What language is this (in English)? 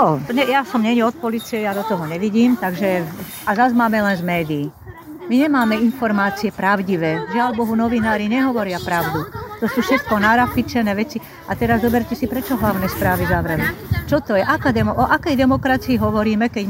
Slovak